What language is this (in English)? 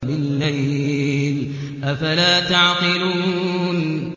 Arabic